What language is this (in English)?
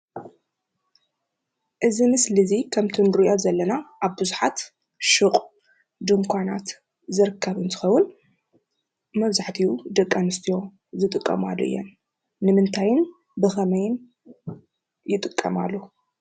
Tigrinya